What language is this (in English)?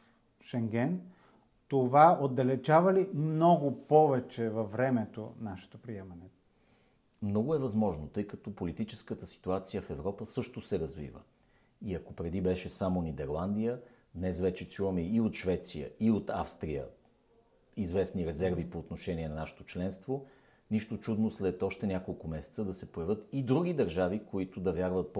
Bulgarian